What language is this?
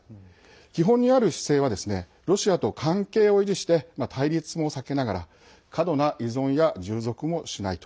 Japanese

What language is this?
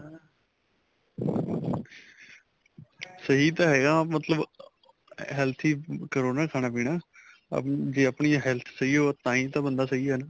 Punjabi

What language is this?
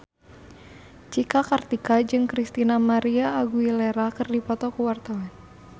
Sundanese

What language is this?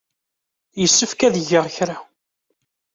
Kabyle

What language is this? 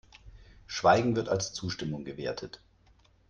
German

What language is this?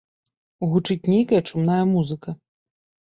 Belarusian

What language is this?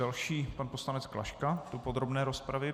Czech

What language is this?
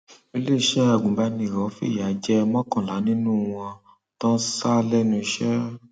Yoruba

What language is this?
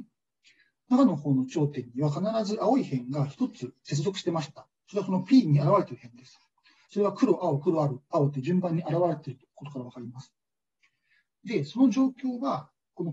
Japanese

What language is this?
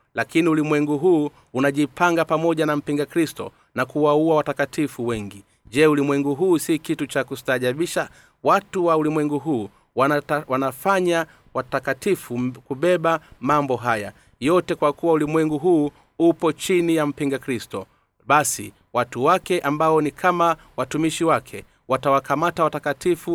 Swahili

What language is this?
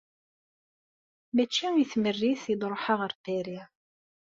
Kabyle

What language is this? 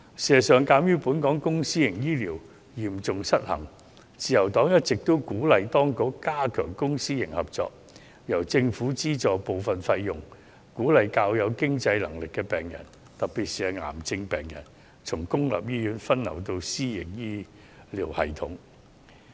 Cantonese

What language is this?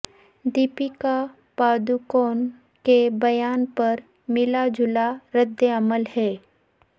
Urdu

